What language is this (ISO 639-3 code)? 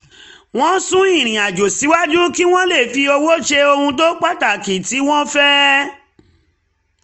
yor